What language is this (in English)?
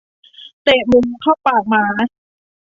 Thai